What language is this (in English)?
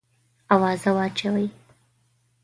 Pashto